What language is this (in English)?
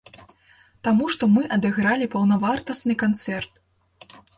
Belarusian